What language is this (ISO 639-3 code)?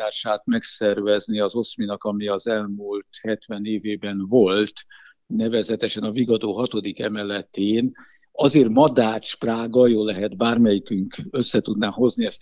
hun